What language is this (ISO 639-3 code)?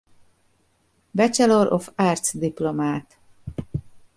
hun